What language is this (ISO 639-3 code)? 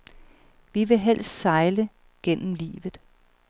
dan